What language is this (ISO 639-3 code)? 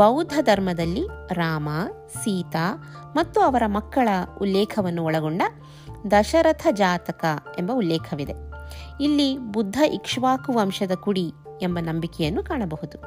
kan